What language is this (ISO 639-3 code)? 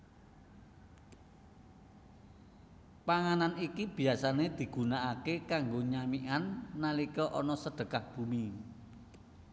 jav